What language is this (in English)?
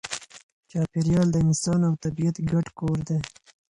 Pashto